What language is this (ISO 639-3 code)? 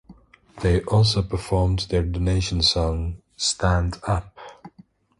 eng